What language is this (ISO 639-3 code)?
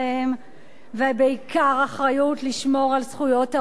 heb